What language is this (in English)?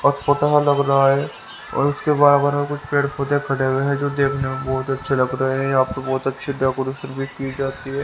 Hindi